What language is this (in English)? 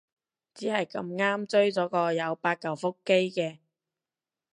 Cantonese